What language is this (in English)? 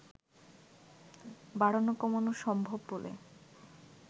Bangla